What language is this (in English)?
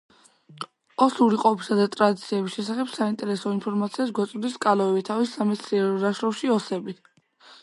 Georgian